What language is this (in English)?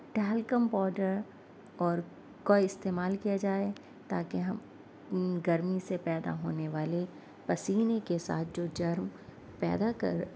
Urdu